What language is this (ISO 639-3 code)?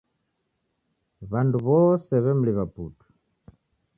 dav